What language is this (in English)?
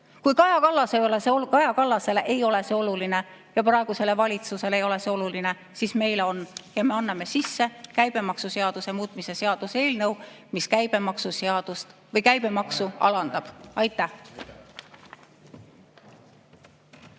Estonian